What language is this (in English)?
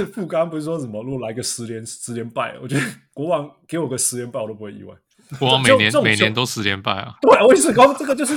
Chinese